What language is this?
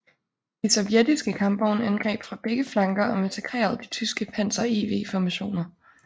Danish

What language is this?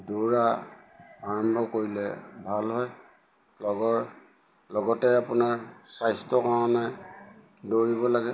Assamese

